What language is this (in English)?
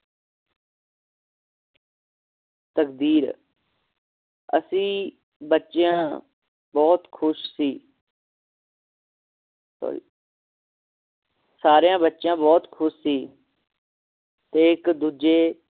Punjabi